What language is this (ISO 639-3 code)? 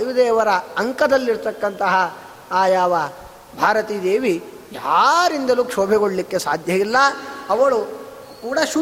kan